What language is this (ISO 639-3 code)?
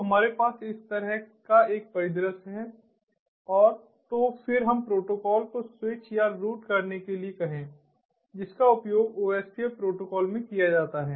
hin